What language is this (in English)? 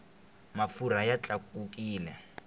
Tsonga